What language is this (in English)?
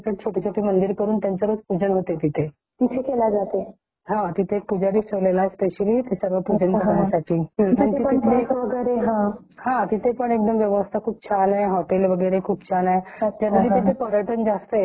Marathi